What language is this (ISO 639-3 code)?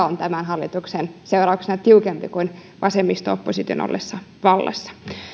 fin